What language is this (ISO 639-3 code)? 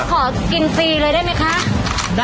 tha